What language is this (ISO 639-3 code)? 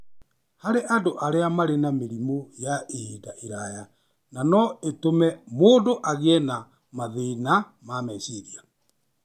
kik